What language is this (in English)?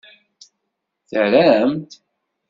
Kabyle